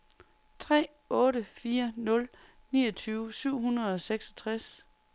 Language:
Danish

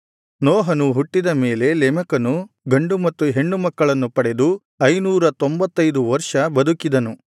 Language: Kannada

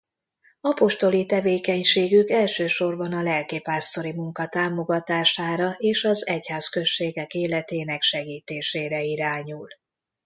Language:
Hungarian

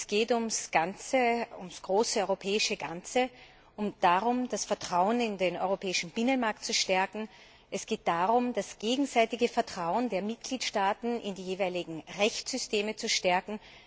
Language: German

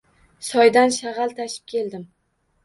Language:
Uzbek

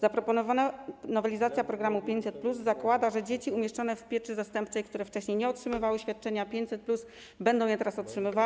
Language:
Polish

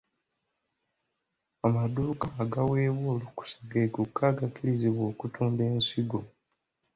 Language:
Ganda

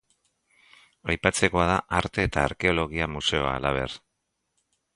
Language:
Basque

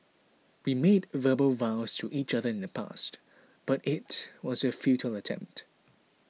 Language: English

